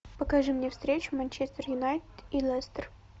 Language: Russian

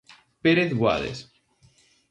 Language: Galician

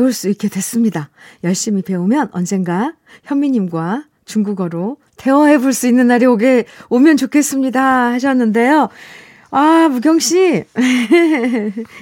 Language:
Korean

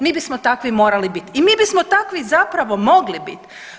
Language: Croatian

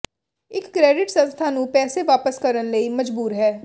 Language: Punjabi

